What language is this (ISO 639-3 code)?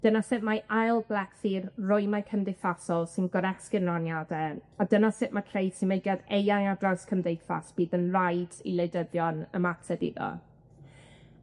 cym